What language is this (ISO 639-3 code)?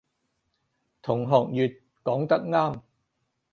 yue